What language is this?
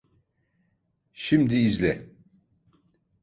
Turkish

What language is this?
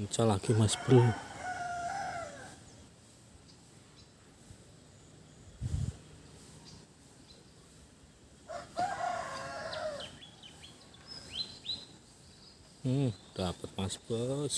Indonesian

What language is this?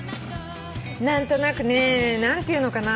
Japanese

